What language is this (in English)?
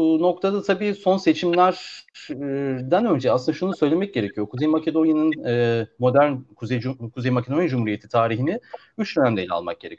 Turkish